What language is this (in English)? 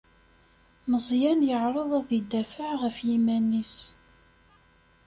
Kabyle